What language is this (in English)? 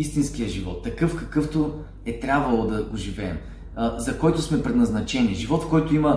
Bulgarian